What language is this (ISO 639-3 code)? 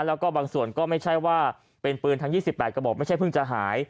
tha